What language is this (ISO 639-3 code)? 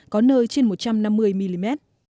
vie